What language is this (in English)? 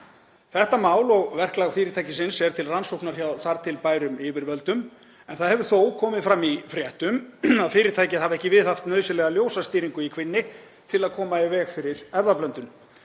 Icelandic